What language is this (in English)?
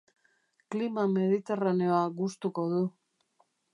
Basque